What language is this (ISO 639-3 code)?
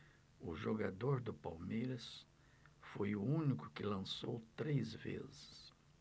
por